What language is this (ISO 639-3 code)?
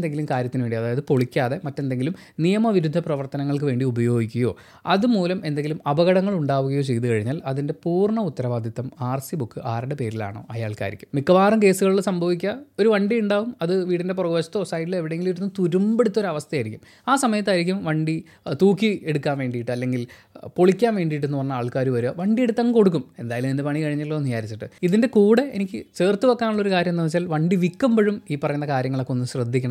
mal